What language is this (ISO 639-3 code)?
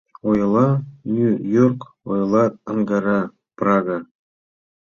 chm